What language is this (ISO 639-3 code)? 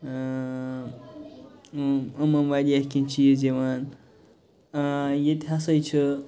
kas